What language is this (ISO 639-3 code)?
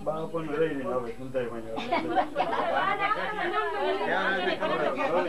hin